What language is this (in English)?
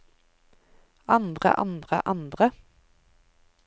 Norwegian